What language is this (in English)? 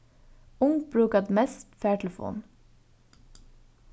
Faroese